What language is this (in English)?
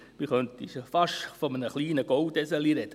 Swiss German